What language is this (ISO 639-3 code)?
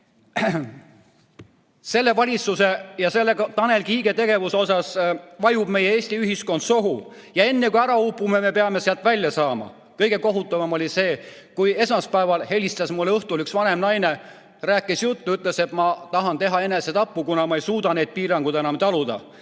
est